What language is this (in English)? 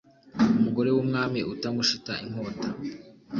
Kinyarwanda